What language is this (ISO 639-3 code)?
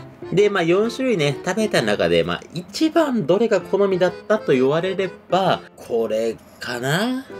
jpn